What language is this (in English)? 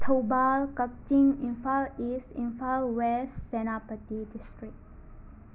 Manipuri